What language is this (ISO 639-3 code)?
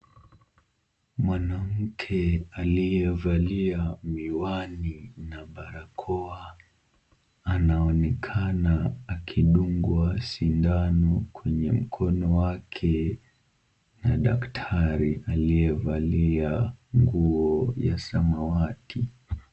swa